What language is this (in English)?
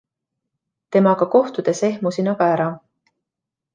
Estonian